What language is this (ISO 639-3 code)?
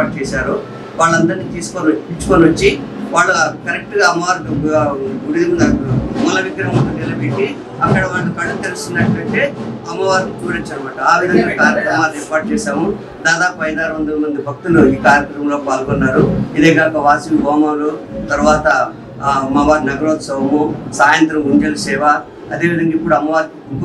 tel